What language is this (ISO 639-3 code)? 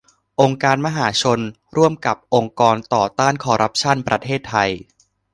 tha